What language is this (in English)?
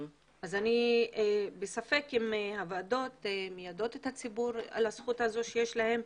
Hebrew